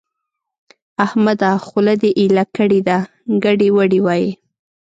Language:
Pashto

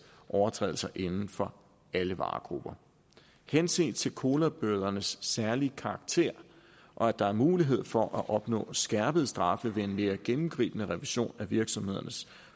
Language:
Danish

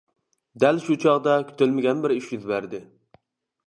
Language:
Uyghur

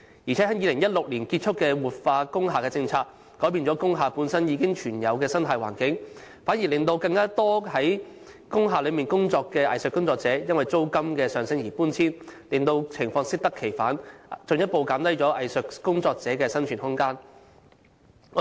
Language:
Cantonese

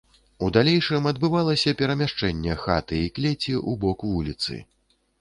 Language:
Belarusian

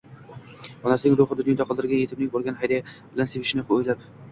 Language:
Uzbek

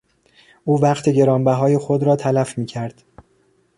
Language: Persian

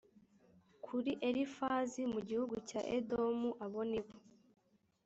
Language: Kinyarwanda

